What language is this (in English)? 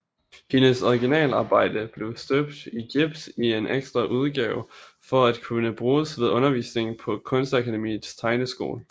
Danish